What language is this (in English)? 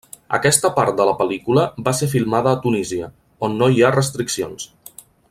Catalan